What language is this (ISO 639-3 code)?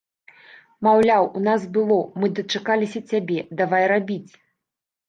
bel